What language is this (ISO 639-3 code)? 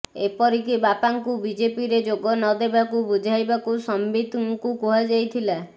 ori